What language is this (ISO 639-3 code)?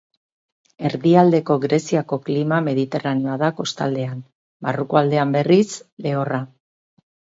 eus